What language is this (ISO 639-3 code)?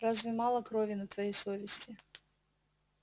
rus